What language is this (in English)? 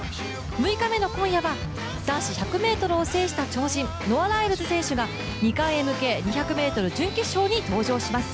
Japanese